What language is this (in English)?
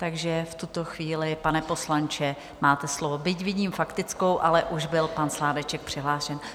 Czech